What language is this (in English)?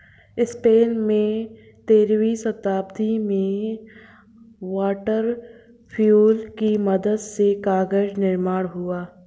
Hindi